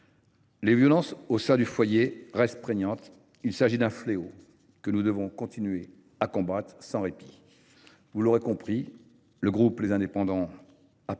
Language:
French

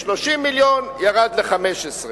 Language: Hebrew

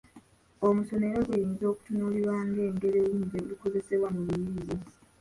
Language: Ganda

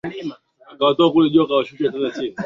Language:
Swahili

